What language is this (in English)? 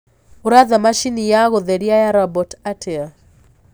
Kikuyu